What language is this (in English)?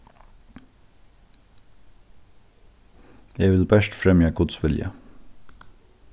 Faroese